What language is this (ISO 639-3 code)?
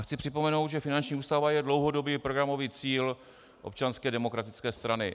ces